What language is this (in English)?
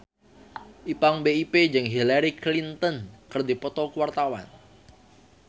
Sundanese